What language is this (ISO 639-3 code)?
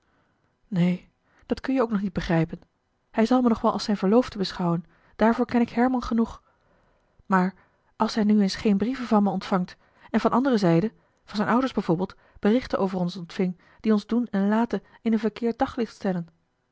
nld